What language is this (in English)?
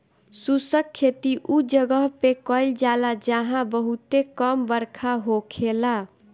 Bhojpuri